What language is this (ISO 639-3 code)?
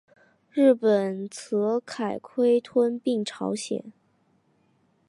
zho